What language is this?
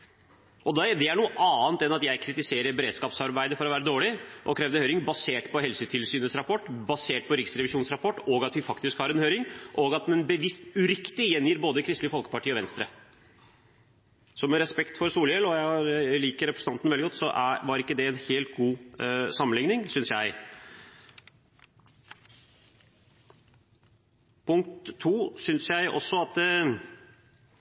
Norwegian Bokmål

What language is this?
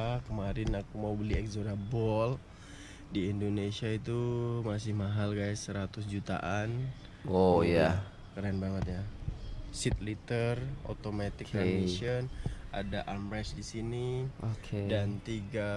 Indonesian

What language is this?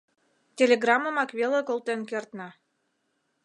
Mari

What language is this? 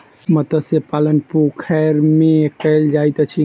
Maithili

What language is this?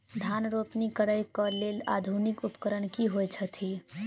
Maithili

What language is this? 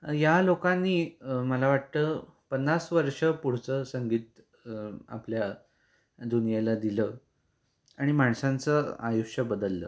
Marathi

